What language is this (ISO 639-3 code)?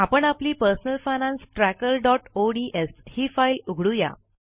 mar